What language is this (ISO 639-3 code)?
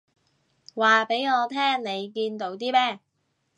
yue